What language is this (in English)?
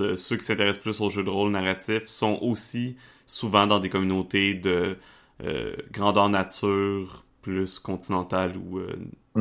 French